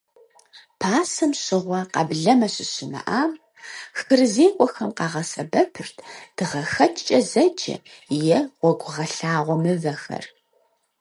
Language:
Kabardian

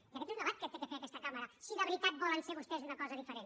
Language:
Catalan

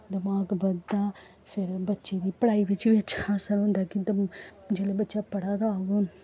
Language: Dogri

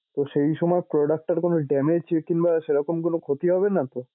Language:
Bangla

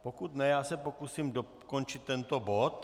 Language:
Czech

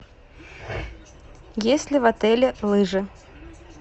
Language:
Russian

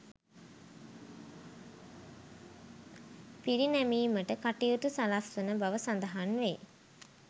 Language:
Sinhala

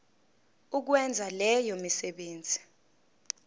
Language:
Zulu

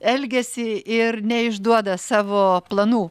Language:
Lithuanian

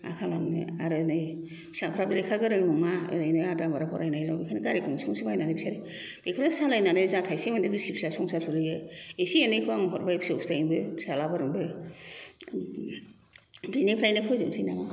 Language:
Bodo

